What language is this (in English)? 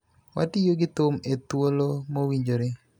Luo (Kenya and Tanzania)